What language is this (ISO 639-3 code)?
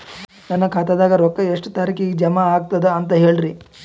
kan